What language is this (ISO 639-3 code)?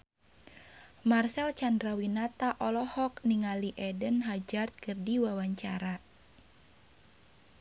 sun